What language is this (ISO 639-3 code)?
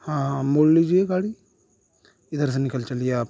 urd